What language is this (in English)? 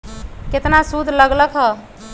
Magahi